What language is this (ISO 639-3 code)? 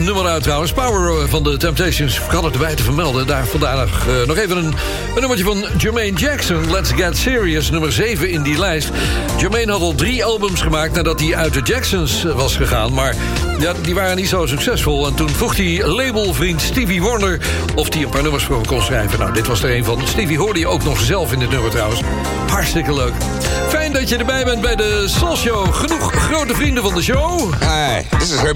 nld